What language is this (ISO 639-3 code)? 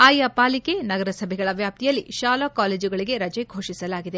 kan